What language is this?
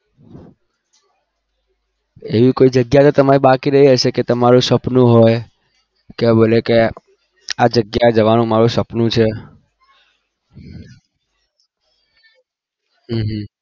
Gujarati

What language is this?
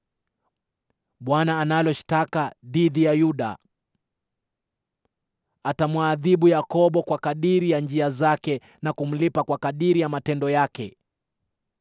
Swahili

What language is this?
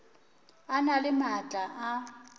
Northern Sotho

